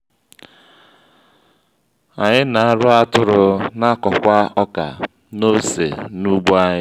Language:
Igbo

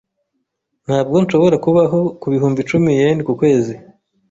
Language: Kinyarwanda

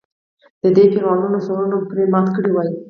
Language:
Pashto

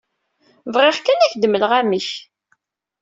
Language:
Kabyle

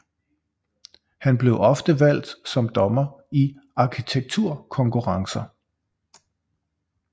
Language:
Danish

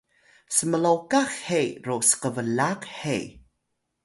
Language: Atayal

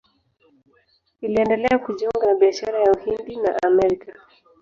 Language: Swahili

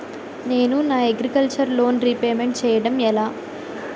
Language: Telugu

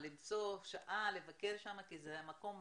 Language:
Hebrew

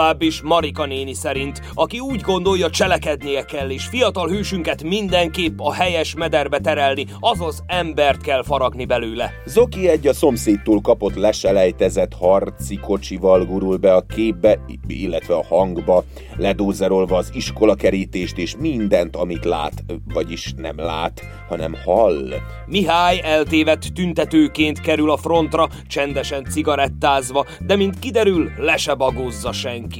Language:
Hungarian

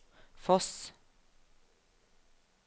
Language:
Norwegian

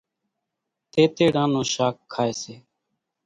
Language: Kachi Koli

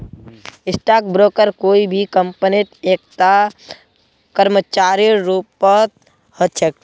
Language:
Magahi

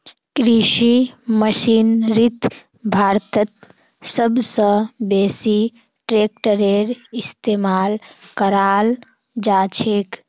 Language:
Magahi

